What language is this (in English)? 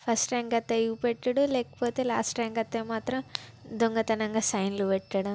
Telugu